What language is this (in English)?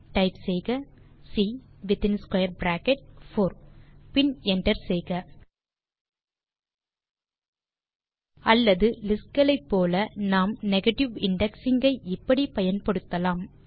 Tamil